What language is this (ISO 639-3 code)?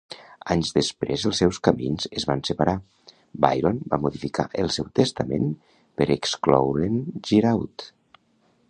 cat